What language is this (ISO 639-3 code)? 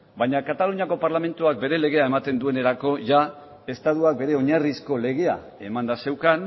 eus